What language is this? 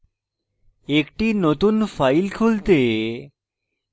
Bangla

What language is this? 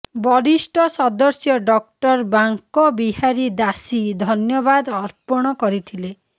Odia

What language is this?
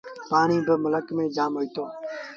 Sindhi Bhil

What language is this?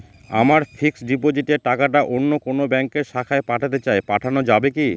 Bangla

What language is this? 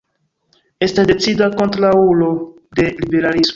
Esperanto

